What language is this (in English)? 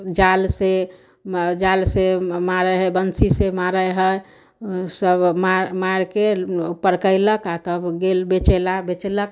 Maithili